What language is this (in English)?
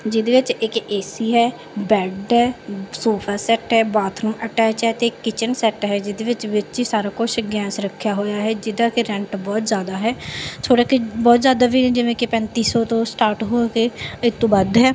Punjabi